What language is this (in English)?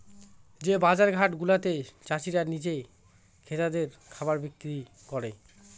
Bangla